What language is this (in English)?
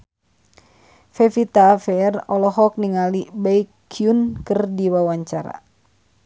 Sundanese